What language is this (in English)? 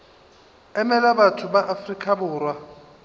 Northern Sotho